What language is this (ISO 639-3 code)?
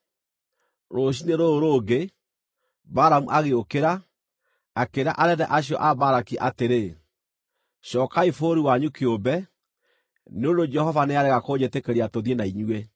kik